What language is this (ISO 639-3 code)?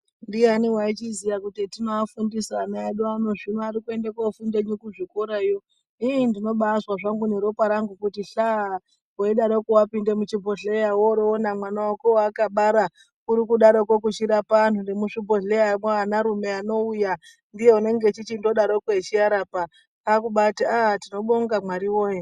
ndc